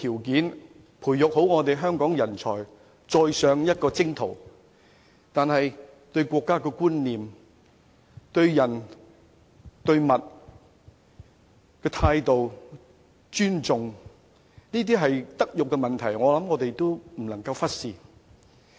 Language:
Cantonese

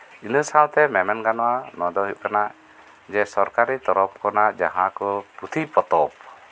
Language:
Santali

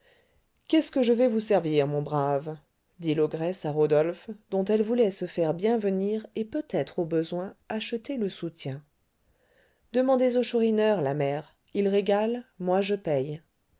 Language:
French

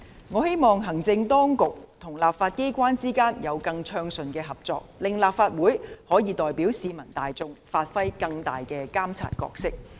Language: Cantonese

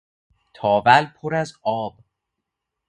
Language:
Persian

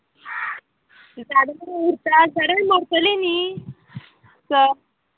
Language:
Konkani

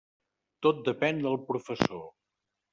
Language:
Catalan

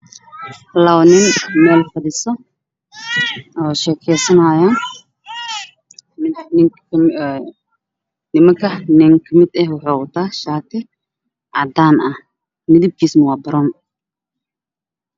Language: Somali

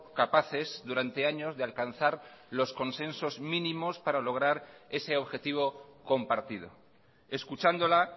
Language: Spanish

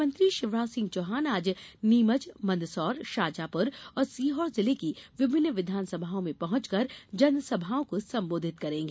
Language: Hindi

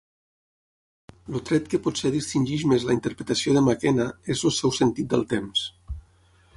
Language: Catalan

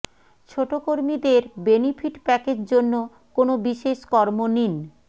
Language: Bangla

